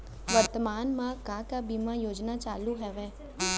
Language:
Chhattisgarhi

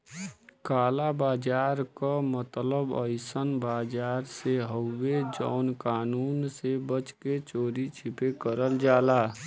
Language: Bhojpuri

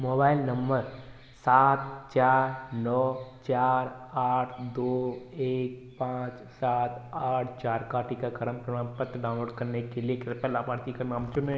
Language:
Hindi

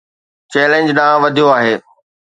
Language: Sindhi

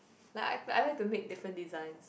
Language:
English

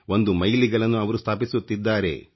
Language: Kannada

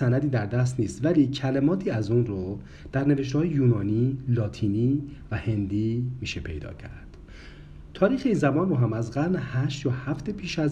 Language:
Persian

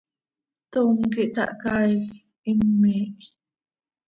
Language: Seri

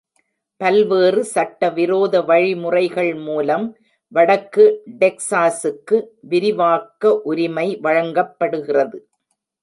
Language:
Tamil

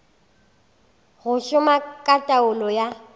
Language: Northern Sotho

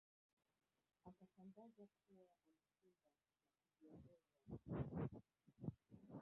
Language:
Swahili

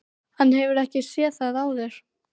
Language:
Icelandic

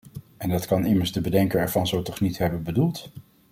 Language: Dutch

